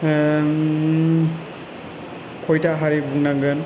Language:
Bodo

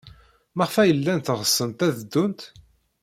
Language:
Kabyle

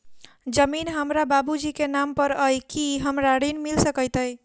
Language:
Maithili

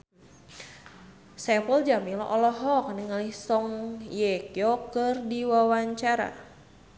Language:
Sundanese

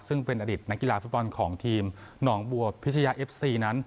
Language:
Thai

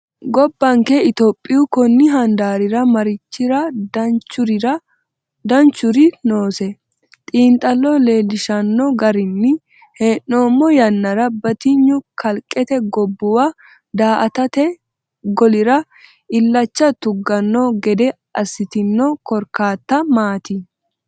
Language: Sidamo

